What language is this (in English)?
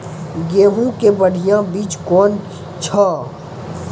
Maithili